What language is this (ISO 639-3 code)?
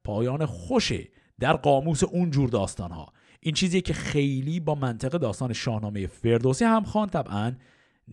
fas